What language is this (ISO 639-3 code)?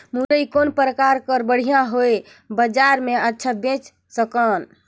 hne